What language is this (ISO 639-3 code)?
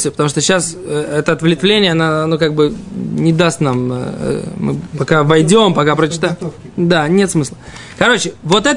rus